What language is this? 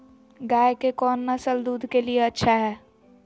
Magahi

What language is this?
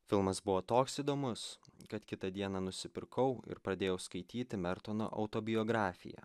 Lithuanian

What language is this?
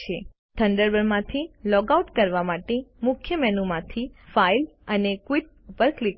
Gujarati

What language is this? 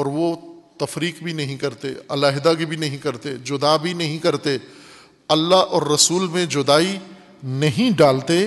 Urdu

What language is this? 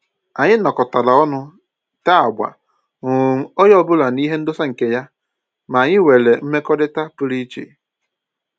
Igbo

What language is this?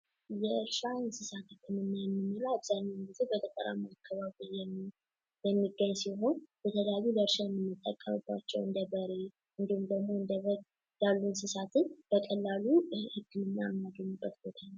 Amharic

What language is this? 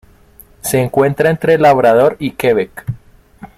Spanish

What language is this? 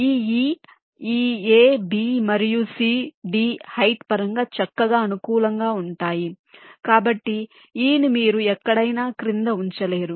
Telugu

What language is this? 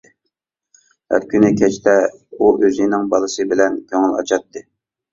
Uyghur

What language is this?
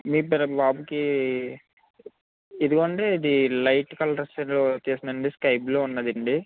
Telugu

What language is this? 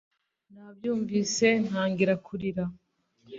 Kinyarwanda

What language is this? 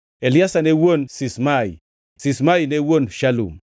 Luo (Kenya and Tanzania)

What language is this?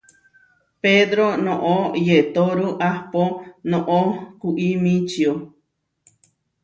Huarijio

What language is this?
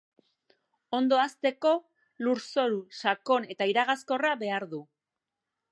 Basque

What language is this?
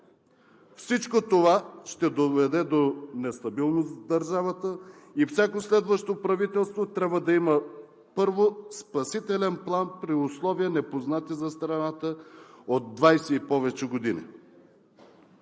Bulgarian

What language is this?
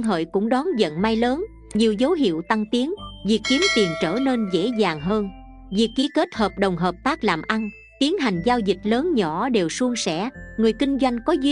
Vietnamese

